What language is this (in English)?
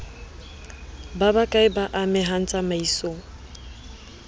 Southern Sotho